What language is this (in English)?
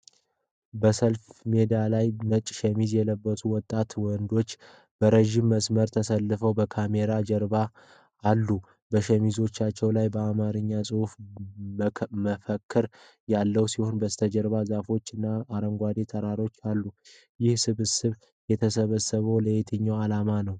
Amharic